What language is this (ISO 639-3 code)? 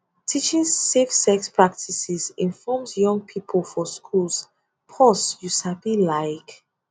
pcm